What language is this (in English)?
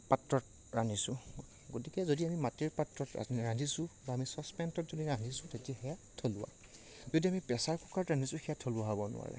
Assamese